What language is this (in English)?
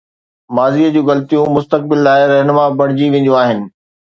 Sindhi